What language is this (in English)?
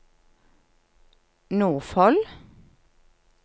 Norwegian